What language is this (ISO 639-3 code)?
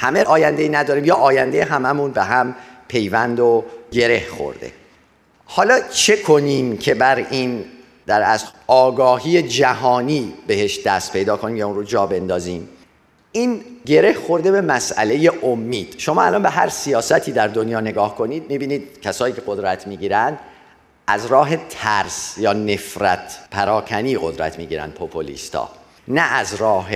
fas